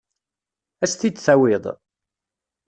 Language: Kabyle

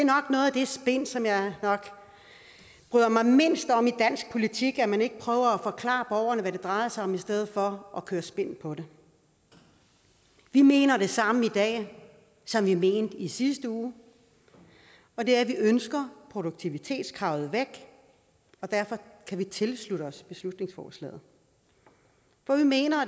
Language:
Danish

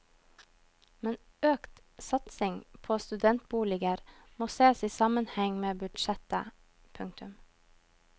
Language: Norwegian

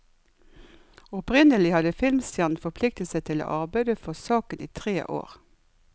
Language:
Norwegian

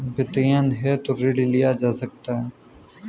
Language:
Hindi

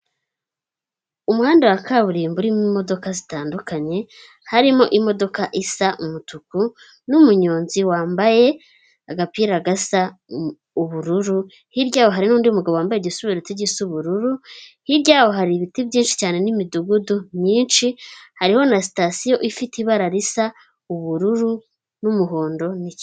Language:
Kinyarwanda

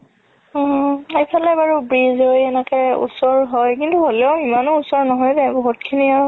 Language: Assamese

